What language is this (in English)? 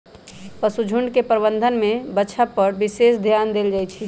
Magahi